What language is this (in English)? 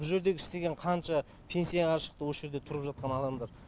Kazakh